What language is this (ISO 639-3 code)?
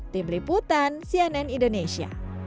ind